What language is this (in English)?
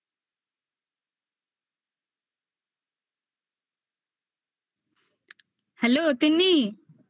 Bangla